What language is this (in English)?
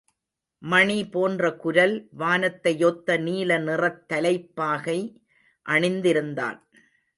Tamil